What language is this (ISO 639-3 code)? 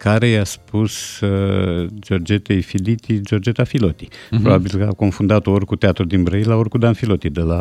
ron